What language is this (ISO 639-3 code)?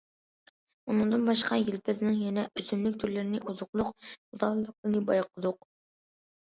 uig